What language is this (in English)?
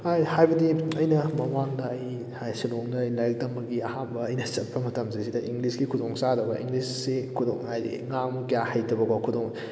Manipuri